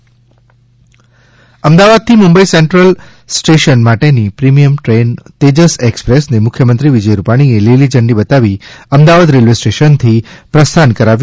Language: Gujarati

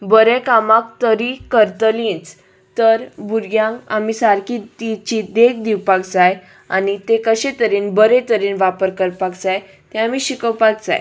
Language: Konkani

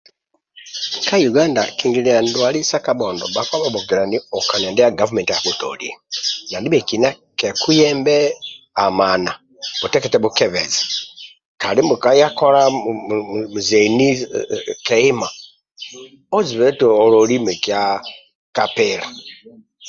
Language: Amba (Uganda)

